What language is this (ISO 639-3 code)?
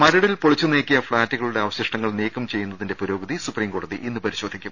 mal